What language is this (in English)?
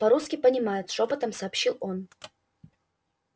Russian